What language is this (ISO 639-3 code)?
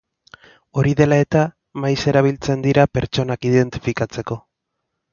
eus